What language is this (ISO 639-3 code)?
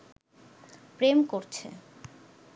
ben